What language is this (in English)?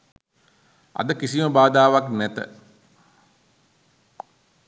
Sinhala